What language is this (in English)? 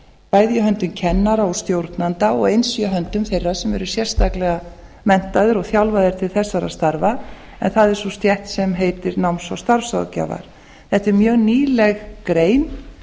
Icelandic